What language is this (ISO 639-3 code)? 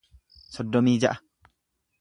orm